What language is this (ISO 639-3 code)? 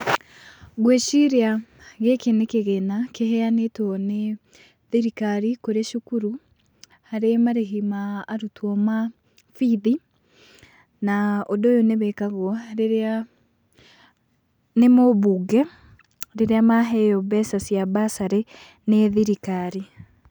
kik